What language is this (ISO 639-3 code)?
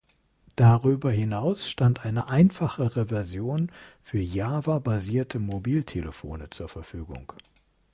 deu